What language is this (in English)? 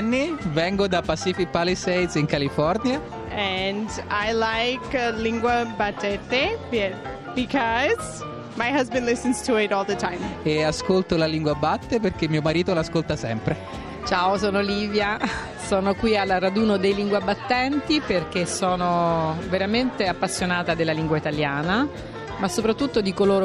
Italian